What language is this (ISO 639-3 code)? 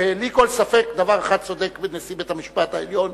heb